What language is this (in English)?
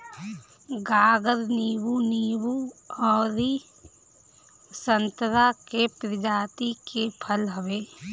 Bhojpuri